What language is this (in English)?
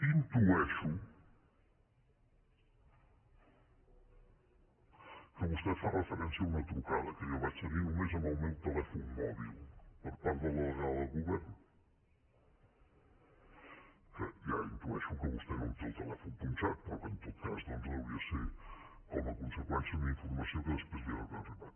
Catalan